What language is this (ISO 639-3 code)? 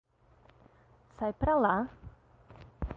por